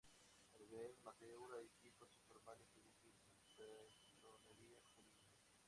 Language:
Spanish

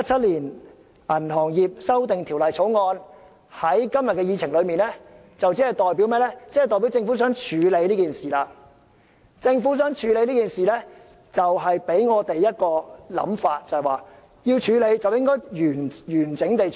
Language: Cantonese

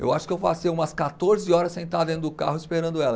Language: Portuguese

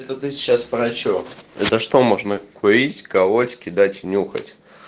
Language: Russian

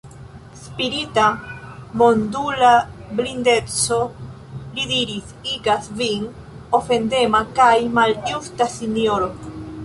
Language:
Esperanto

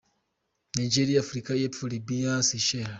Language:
Kinyarwanda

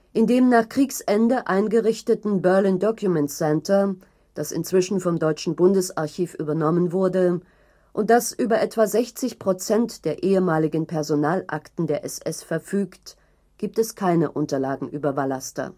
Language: German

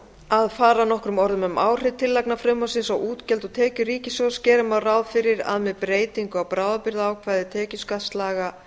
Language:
Icelandic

